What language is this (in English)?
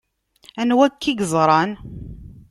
Kabyle